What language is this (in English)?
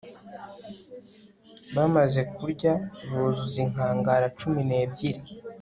Kinyarwanda